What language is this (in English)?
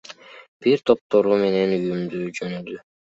Kyrgyz